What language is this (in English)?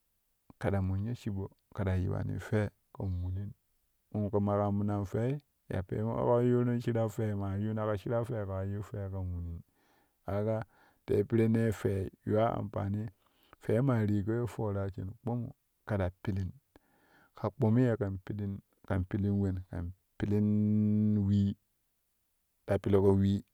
Kushi